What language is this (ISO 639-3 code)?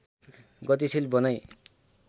nep